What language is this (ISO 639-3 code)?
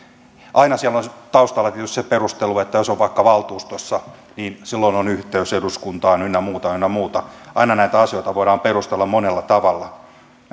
fin